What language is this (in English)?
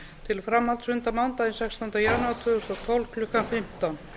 Icelandic